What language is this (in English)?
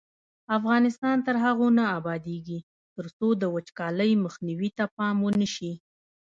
Pashto